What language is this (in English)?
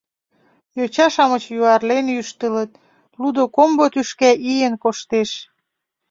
Mari